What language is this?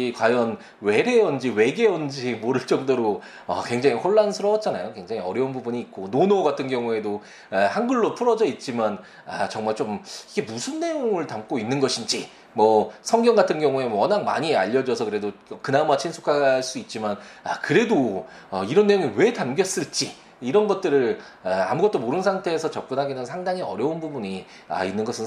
Korean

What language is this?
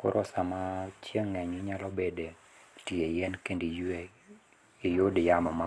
Luo (Kenya and Tanzania)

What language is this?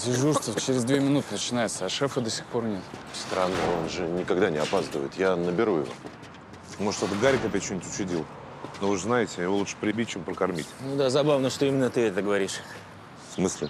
Russian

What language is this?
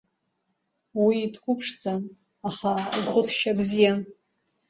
Abkhazian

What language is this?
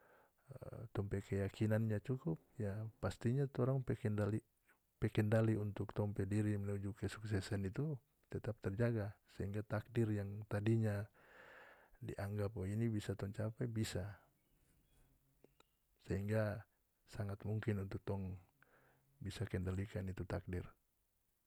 North Moluccan Malay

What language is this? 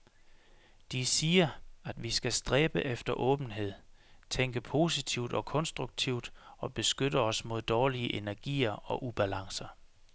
Danish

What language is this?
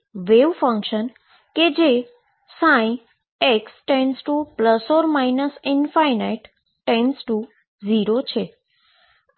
Gujarati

